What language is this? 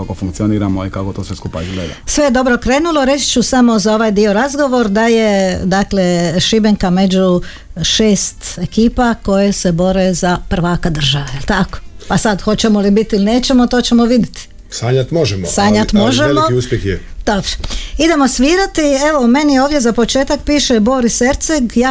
Croatian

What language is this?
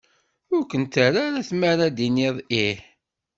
Kabyle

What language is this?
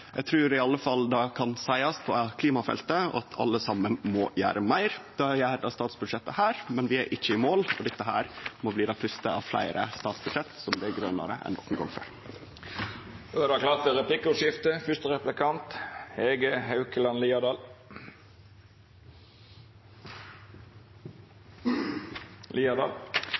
Norwegian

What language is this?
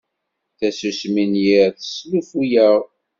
Kabyle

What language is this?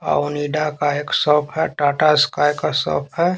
Hindi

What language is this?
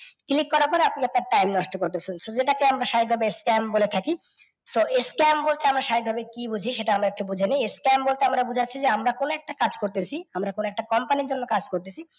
Bangla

